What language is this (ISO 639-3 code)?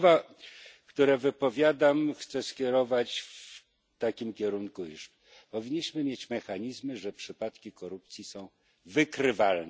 pol